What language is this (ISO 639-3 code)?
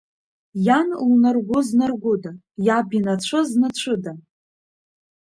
abk